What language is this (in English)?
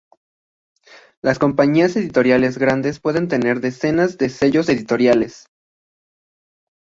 Spanish